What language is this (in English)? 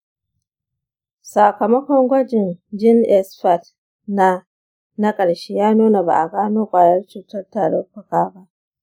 Hausa